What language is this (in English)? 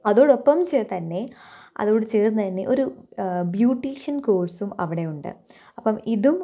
Malayalam